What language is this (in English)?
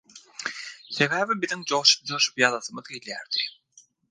Turkmen